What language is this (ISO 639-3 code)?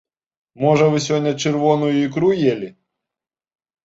bel